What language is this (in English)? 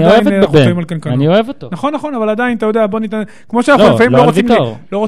Hebrew